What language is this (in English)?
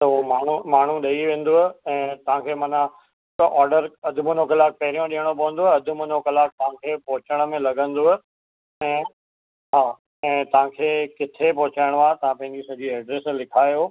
Sindhi